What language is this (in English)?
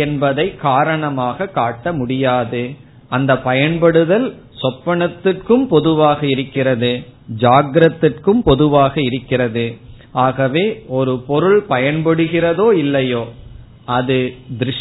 Tamil